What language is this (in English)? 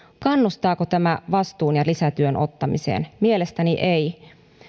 Finnish